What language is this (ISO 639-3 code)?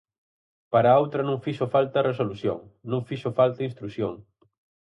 glg